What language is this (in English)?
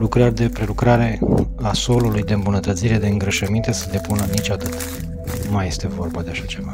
Romanian